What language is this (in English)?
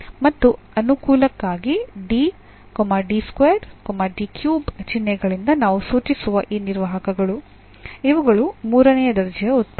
Kannada